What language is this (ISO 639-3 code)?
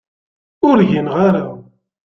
kab